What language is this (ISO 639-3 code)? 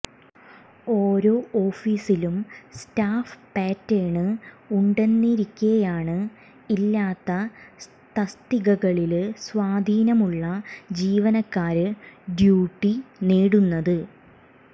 mal